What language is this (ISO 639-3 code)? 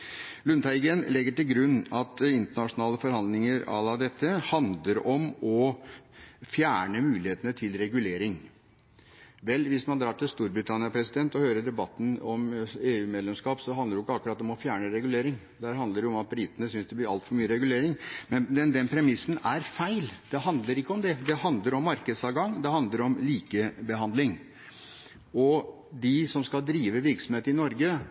nob